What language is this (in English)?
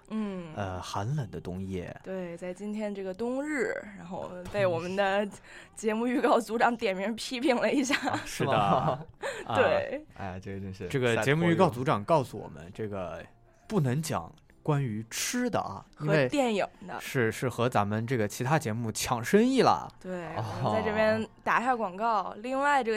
Chinese